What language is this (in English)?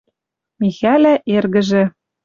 Western Mari